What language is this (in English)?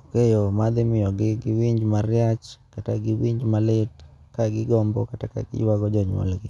Luo (Kenya and Tanzania)